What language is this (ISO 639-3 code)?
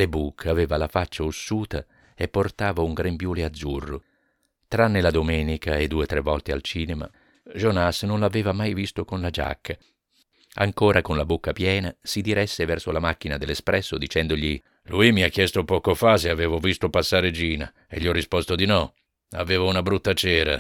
ita